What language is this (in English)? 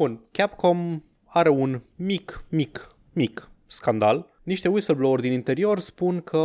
Romanian